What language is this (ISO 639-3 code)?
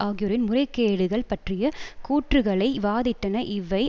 tam